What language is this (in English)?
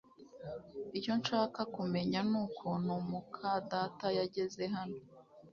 Kinyarwanda